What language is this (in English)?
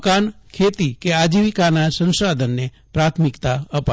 Gujarati